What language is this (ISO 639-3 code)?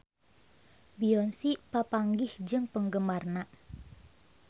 sun